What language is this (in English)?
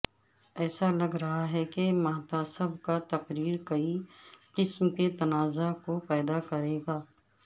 Urdu